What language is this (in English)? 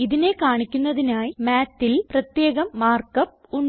Malayalam